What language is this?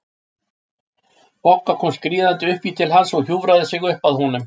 Icelandic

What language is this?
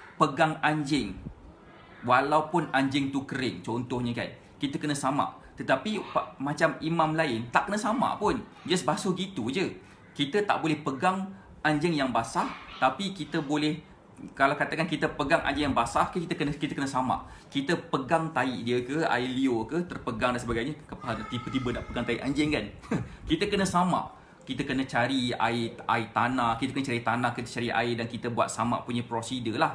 Malay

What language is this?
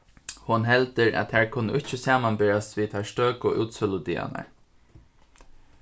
Faroese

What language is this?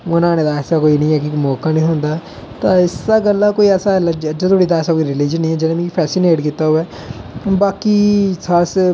Dogri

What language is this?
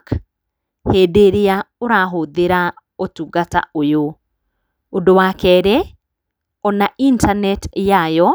Kikuyu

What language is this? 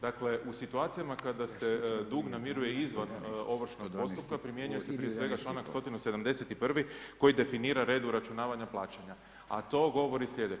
Croatian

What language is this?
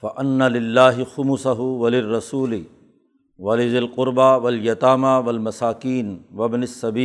Urdu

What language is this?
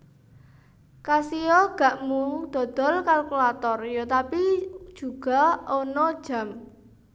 Javanese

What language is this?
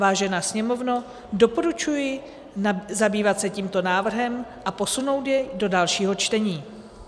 Czech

